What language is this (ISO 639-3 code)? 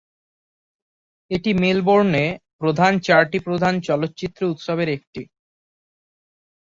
ben